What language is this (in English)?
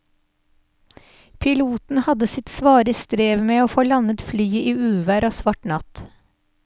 Norwegian